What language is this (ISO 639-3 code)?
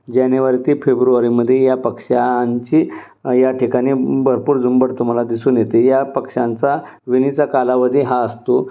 mar